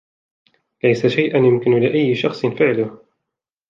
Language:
Arabic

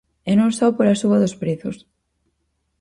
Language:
Galician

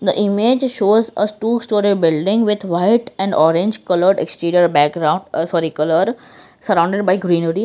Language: English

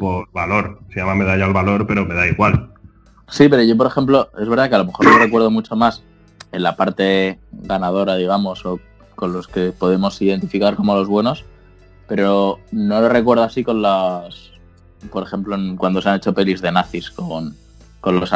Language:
Spanish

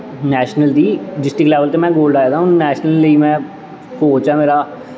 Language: Dogri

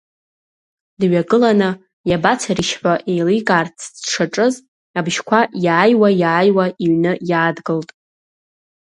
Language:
Abkhazian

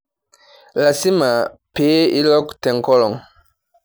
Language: Masai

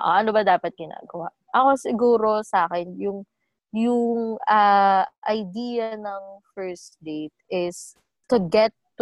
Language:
Filipino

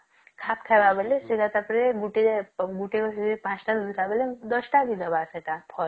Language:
Odia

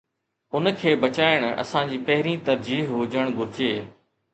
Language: Sindhi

